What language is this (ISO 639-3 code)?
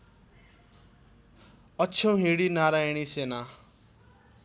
nep